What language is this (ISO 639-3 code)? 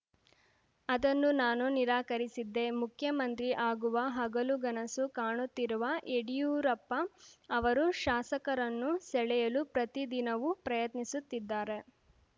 kan